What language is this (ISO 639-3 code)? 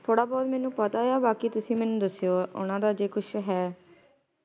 pan